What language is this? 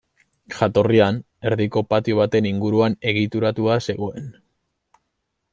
Basque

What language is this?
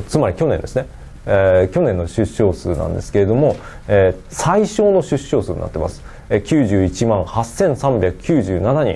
Japanese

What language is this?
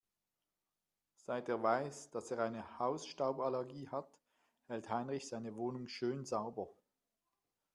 German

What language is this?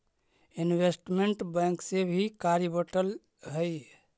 Magahi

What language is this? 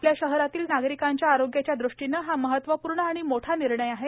Marathi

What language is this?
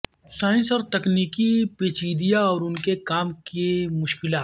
Urdu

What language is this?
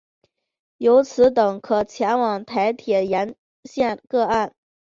Chinese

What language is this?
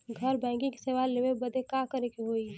Bhojpuri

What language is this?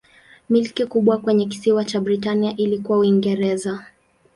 Swahili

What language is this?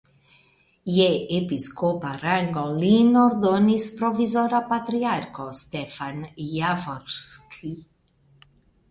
Esperanto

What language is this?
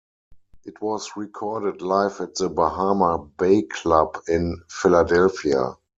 English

